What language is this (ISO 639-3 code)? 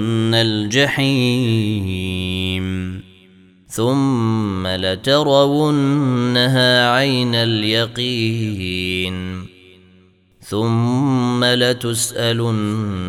ara